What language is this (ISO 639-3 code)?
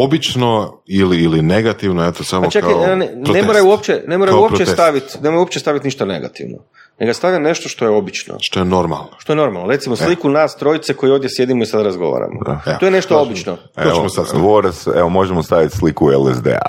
hrv